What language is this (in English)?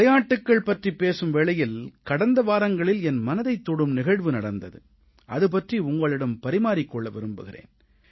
Tamil